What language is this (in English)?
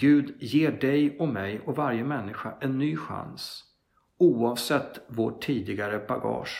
Swedish